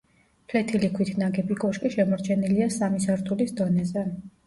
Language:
Georgian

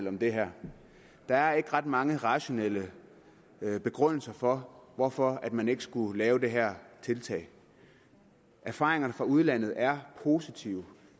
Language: Danish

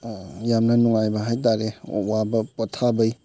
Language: Manipuri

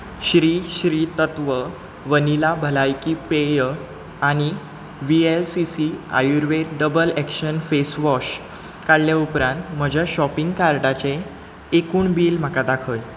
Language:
Konkani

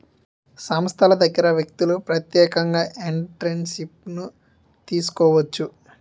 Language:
Telugu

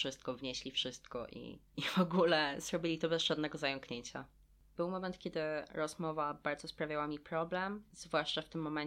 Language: Polish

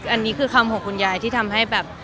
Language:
Thai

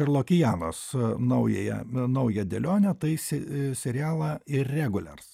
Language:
Lithuanian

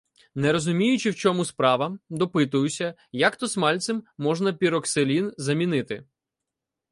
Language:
Ukrainian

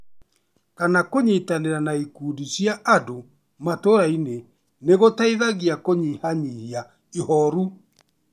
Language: Kikuyu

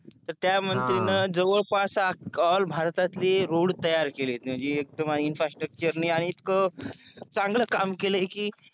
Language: Marathi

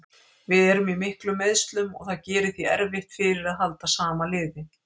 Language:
Icelandic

